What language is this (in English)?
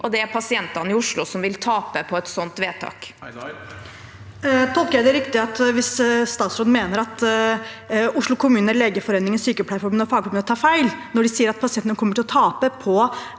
Norwegian